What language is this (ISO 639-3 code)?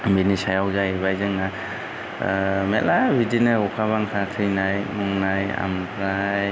brx